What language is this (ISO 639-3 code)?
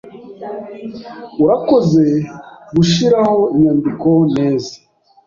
kin